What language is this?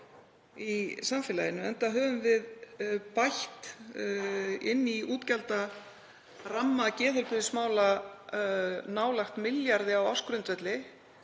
Icelandic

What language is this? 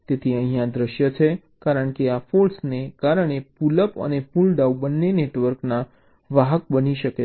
Gujarati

